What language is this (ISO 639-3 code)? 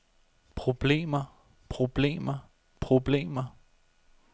dan